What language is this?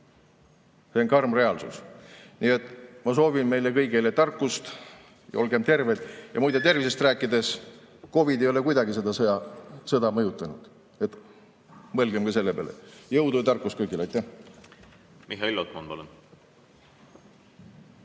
Estonian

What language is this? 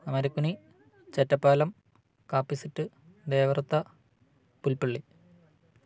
Malayalam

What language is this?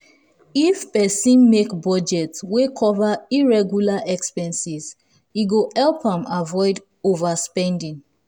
Nigerian Pidgin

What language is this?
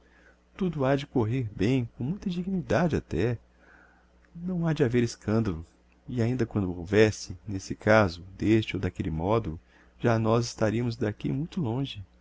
Portuguese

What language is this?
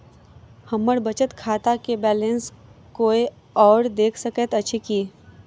Maithili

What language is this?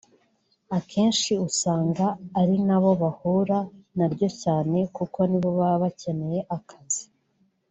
Kinyarwanda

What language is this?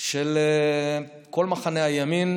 Hebrew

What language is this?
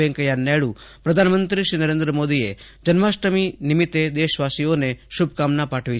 Gujarati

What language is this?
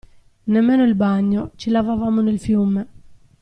Italian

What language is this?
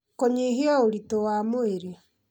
Kikuyu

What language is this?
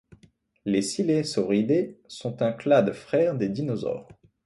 French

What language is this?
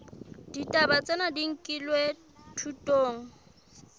Southern Sotho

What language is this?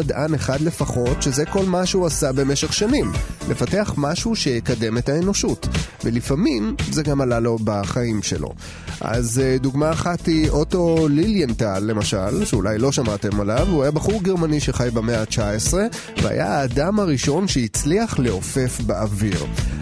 Hebrew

